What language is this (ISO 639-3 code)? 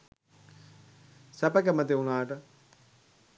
sin